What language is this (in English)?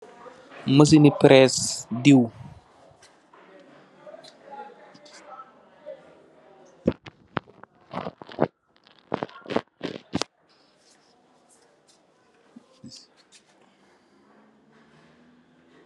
Wolof